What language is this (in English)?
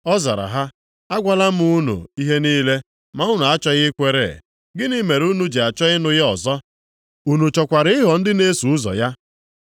Igbo